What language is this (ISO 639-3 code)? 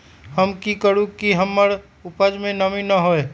mag